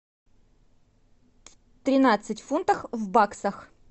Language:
Russian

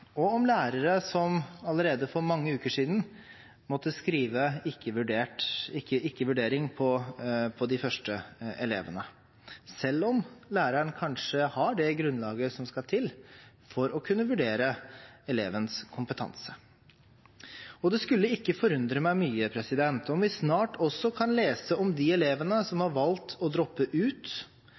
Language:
Norwegian Bokmål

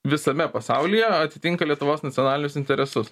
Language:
Lithuanian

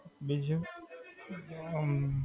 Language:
Gujarati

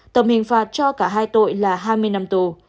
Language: Vietnamese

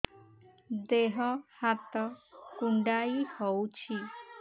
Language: Odia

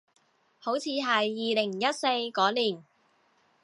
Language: Cantonese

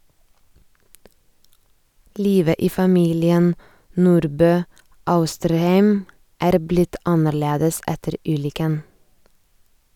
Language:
Norwegian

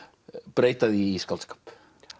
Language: Icelandic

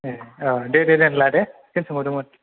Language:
Bodo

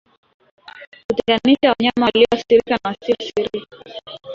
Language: Swahili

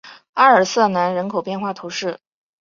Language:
Chinese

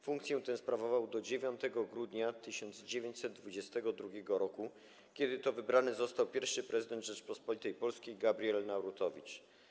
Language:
Polish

